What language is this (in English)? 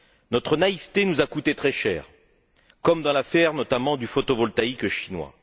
French